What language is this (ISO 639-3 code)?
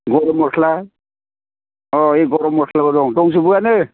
brx